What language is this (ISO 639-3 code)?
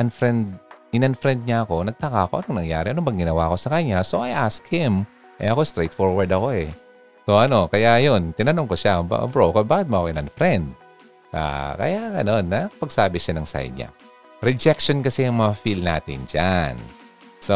fil